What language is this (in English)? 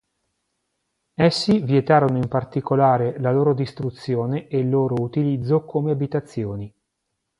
Italian